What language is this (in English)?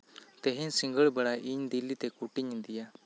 Santali